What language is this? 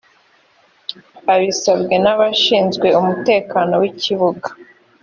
Kinyarwanda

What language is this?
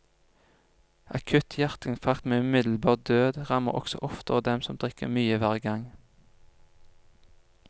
Norwegian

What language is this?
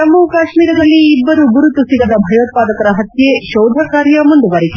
Kannada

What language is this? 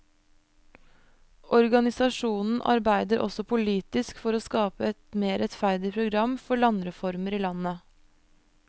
Norwegian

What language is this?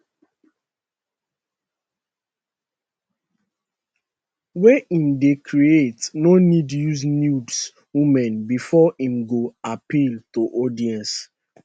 Nigerian Pidgin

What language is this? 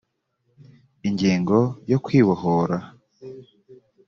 Kinyarwanda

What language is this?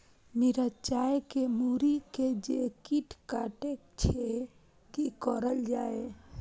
Maithili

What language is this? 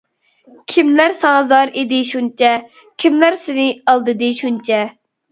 Uyghur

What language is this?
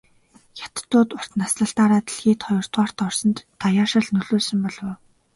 Mongolian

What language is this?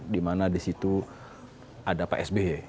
Indonesian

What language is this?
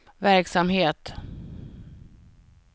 Swedish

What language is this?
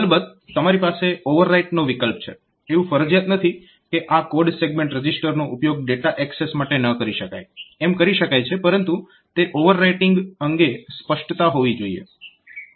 Gujarati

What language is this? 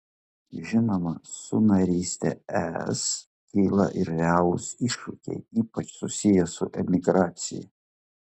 Lithuanian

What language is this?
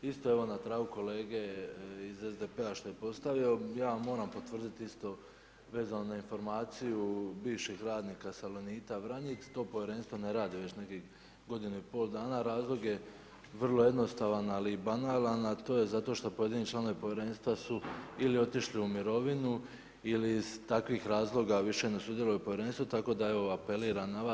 Croatian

